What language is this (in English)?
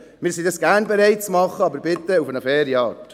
Swiss German